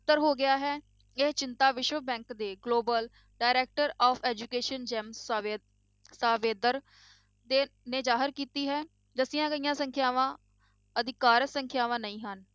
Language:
Punjabi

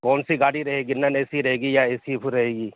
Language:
Urdu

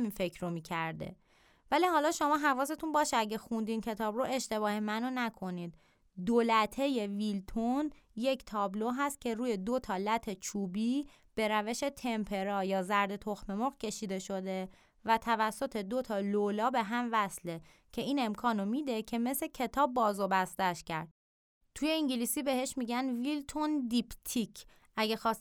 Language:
Persian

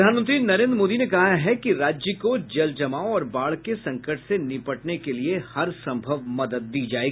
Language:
Hindi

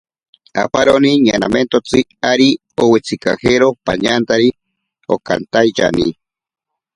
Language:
Ashéninka Perené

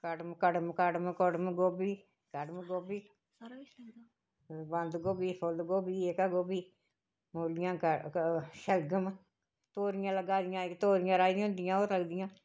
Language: Dogri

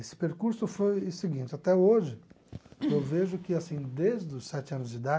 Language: Portuguese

